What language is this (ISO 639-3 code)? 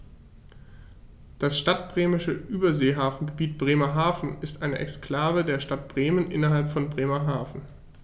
deu